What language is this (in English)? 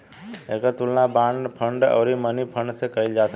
Bhojpuri